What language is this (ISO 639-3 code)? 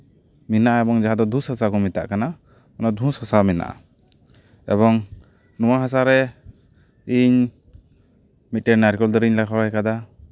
sat